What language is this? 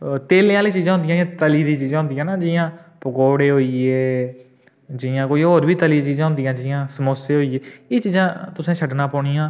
Dogri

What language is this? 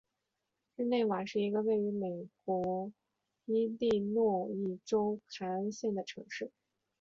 Chinese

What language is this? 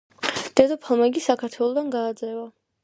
Georgian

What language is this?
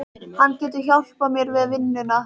Icelandic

